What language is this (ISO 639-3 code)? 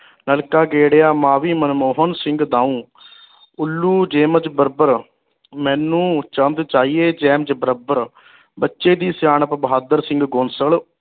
pan